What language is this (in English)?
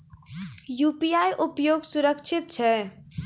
Maithili